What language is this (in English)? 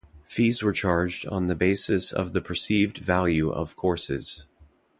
English